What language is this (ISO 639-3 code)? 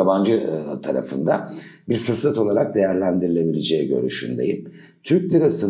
tur